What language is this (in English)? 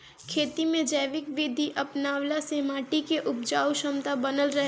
Bhojpuri